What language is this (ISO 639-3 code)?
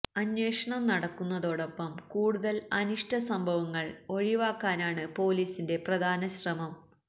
mal